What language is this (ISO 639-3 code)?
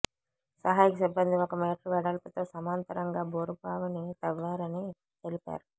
tel